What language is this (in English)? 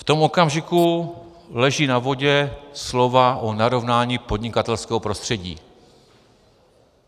Czech